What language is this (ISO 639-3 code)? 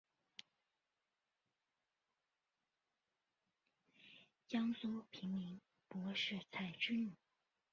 zho